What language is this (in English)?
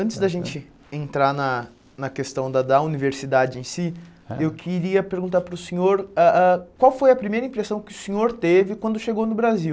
Portuguese